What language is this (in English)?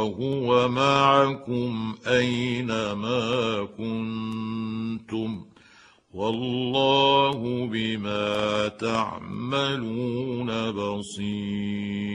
Arabic